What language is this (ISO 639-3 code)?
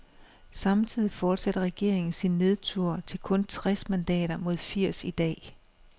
dan